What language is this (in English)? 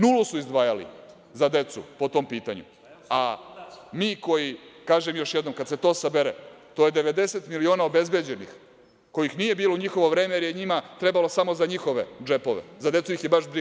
Serbian